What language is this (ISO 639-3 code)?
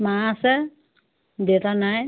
asm